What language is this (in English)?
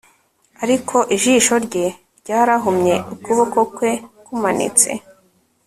Kinyarwanda